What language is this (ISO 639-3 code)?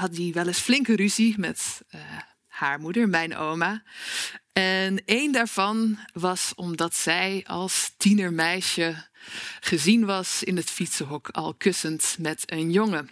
nld